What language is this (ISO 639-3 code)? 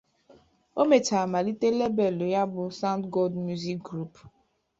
ibo